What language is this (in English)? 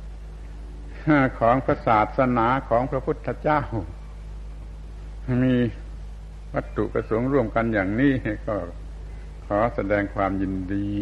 Thai